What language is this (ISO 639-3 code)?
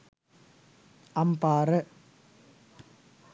sin